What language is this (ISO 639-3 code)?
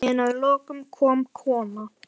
isl